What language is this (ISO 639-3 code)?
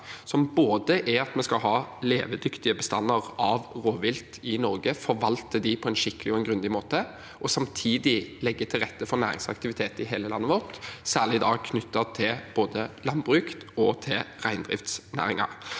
nor